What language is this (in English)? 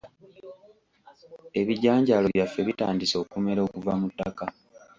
Ganda